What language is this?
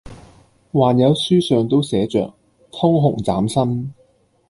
Cantonese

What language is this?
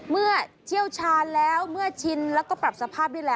Thai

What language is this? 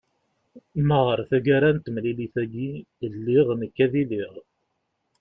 Kabyle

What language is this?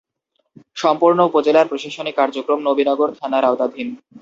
Bangla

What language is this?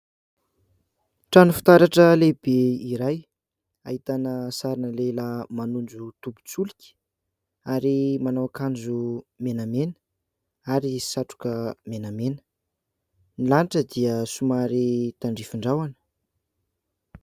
Malagasy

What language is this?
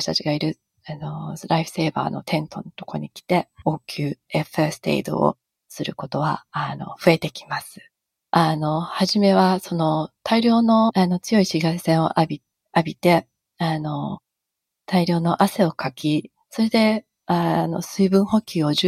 Japanese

